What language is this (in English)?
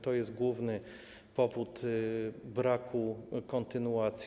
Polish